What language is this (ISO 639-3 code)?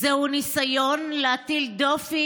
heb